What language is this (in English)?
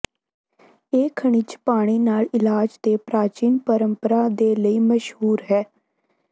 Punjabi